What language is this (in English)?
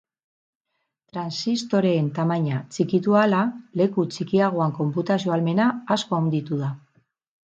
Basque